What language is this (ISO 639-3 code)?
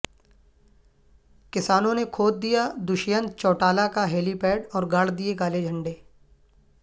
urd